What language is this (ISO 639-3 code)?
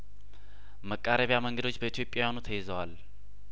amh